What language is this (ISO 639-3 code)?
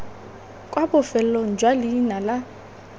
tsn